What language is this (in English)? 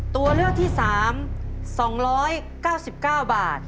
Thai